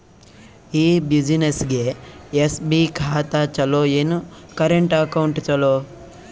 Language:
Kannada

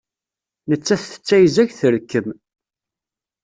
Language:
Kabyle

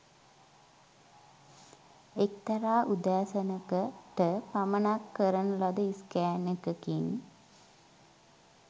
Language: Sinhala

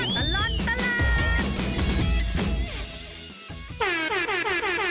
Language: Thai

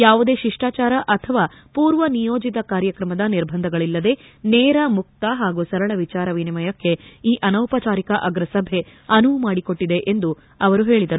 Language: Kannada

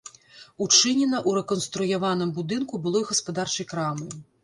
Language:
Belarusian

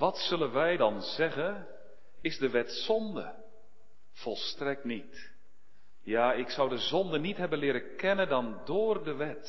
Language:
Dutch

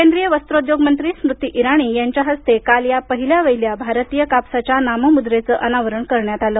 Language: Marathi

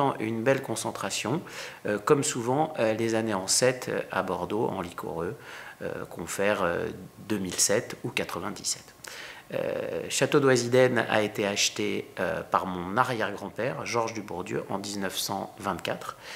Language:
French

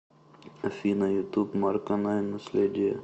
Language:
Russian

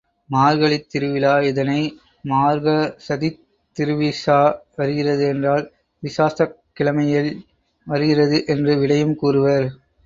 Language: Tamil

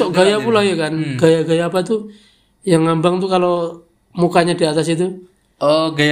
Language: Indonesian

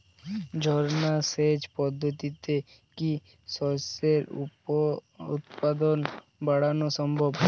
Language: Bangla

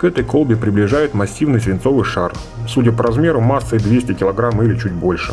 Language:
Russian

